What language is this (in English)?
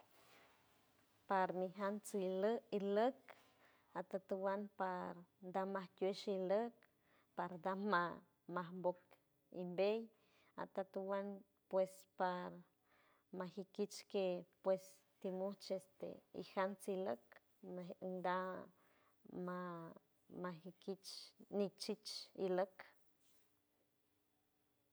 San Francisco Del Mar Huave